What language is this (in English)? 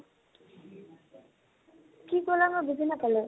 Assamese